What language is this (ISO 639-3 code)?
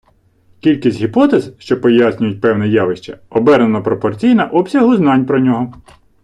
ukr